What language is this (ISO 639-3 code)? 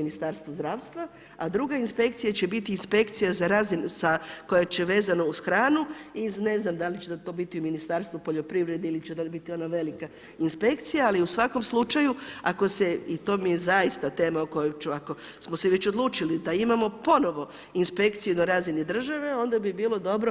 hrv